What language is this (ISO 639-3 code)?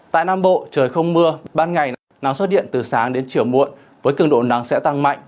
vie